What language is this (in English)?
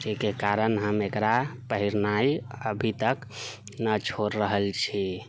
Maithili